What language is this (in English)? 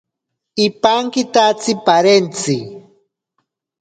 Ashéninka Perené